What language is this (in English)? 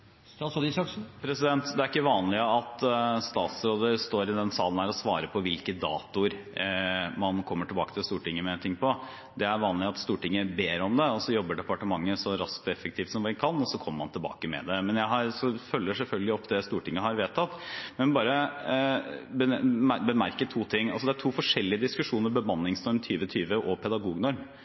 Norwegian